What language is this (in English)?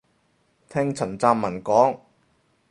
Cantonese